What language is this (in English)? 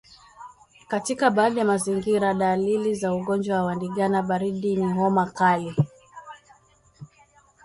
Swahili